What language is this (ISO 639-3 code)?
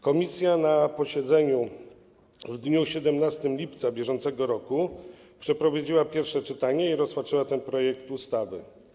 pol